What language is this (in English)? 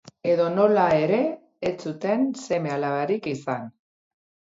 Basque